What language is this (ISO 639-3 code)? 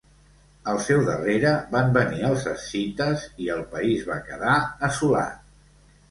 cat